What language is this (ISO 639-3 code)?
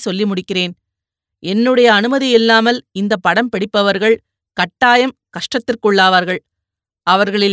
tam